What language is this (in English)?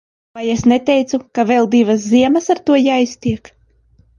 Latvian